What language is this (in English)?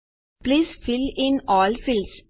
Gujarati